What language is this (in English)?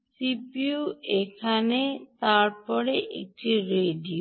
Bangla